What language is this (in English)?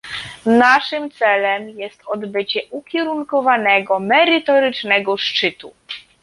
Polish